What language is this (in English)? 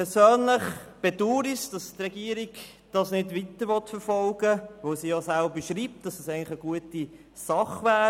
Swiss German